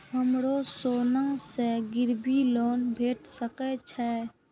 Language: Maithili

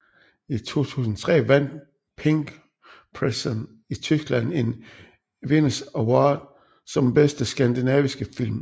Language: Danish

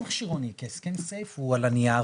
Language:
Hebrew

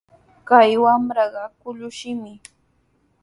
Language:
Sihuas Ancash Quechua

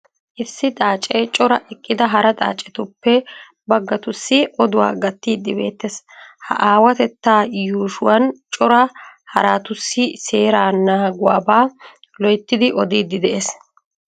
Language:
Wolaytta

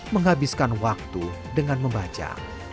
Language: Indonesian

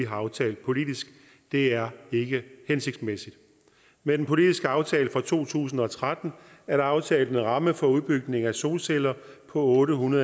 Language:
Danish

